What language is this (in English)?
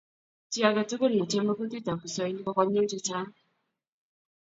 Kalenjin